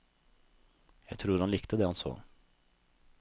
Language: Norwegian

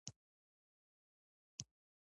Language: Pashto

